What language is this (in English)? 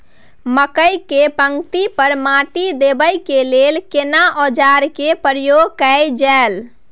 Maithili